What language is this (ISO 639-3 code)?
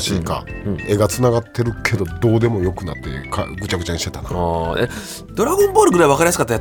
jpn